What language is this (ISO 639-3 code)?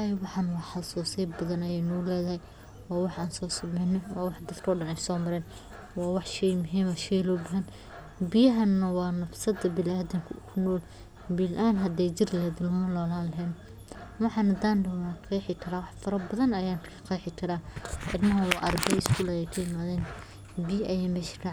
som